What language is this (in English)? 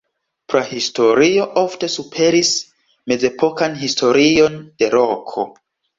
Esperanto